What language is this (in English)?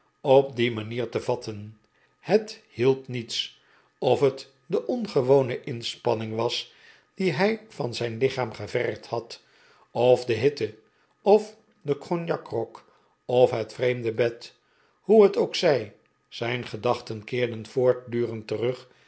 Dutch